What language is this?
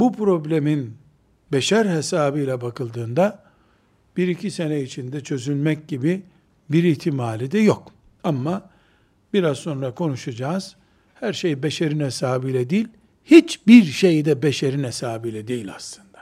Turkish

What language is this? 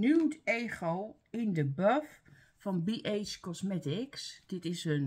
Dutch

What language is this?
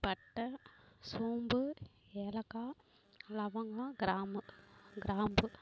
Tamil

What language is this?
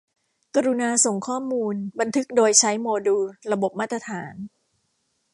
Thai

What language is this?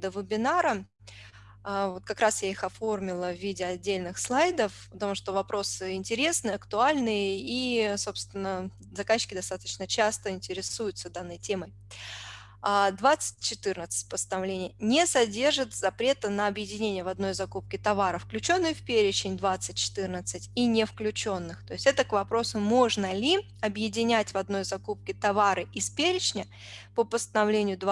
Russian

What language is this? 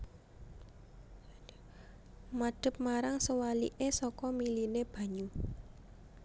Javanese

